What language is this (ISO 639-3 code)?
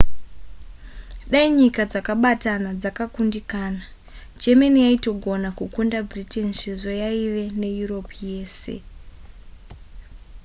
sna